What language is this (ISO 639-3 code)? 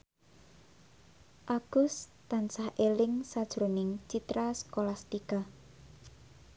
jav